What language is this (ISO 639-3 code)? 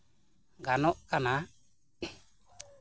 sat